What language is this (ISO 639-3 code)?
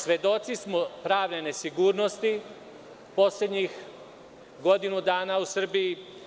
srp